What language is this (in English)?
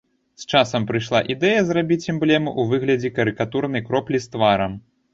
Belarusian